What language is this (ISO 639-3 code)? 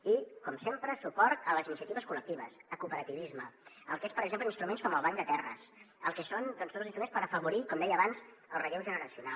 cat